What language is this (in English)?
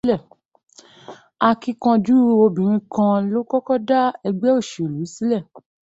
Yoruba